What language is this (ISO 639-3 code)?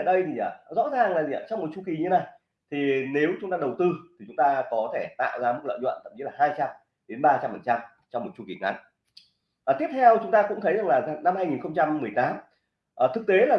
vie